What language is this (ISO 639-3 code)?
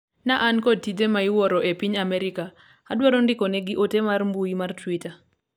luo